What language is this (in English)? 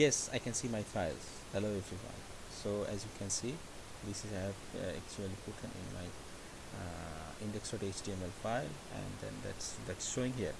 English